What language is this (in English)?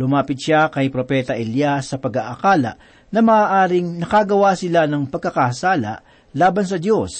Filipino